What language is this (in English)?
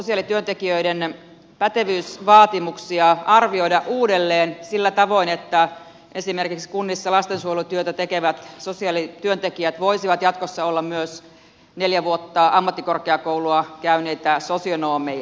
Finnish